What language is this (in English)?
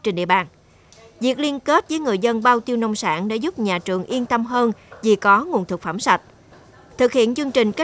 Vietnamese